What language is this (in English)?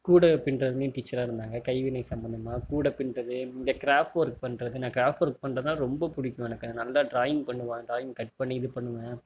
Tamil